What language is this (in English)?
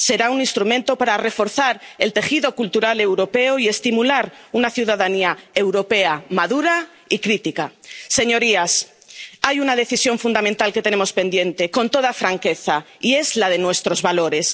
Spanish